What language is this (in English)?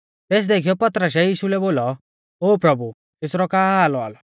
Mahasu Pahari